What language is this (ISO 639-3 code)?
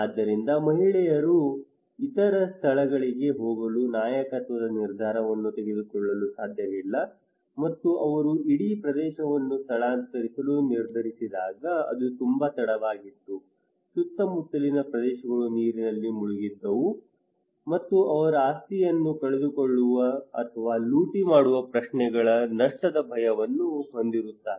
kan